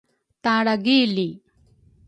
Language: Rukai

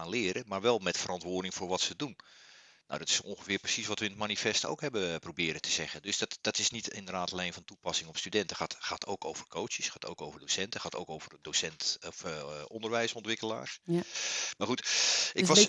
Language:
Dutch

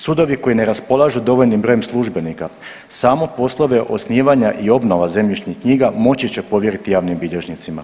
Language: Croatian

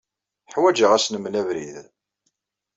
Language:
Kabyle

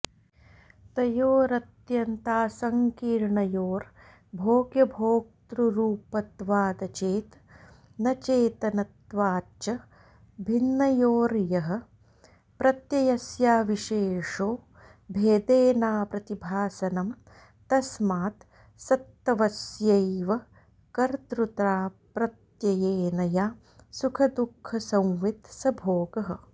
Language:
Sanskrit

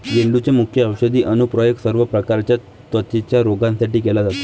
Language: Marathi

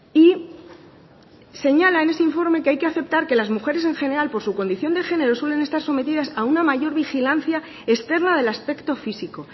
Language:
Spanish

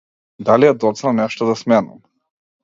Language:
Macedonian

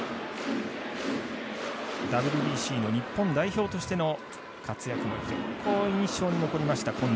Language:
Japanese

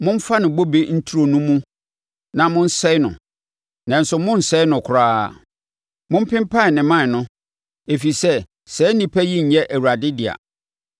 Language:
Akan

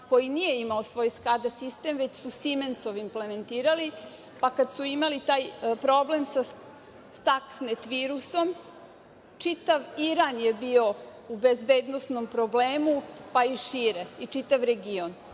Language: Serbian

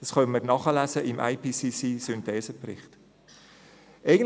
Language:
Swiss German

